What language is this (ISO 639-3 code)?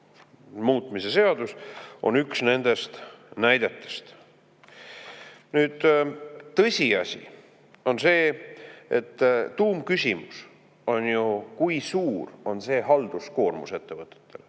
est